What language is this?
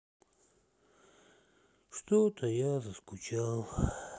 Russian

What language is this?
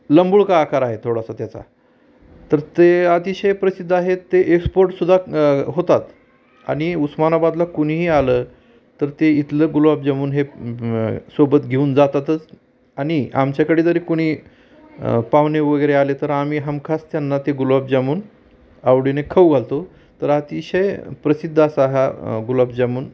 Marathi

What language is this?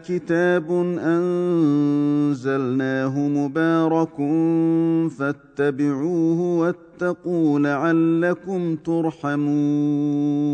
Arabic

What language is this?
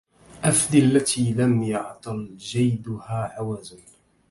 Arabic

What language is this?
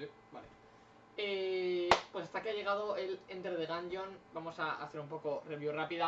Spanish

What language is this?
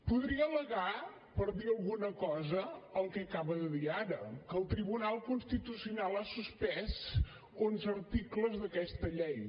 Catalan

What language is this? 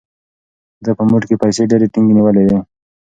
Pashto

